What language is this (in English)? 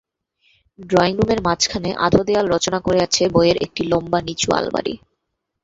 Bangla